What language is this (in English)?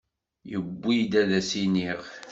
Kabyle